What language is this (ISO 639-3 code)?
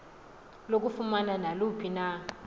xho